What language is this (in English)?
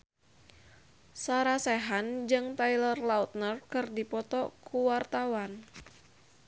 Sundanese